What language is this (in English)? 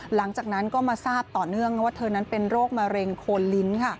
Thai